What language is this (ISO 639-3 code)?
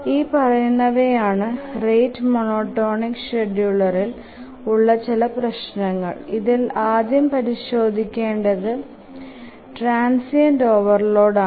mal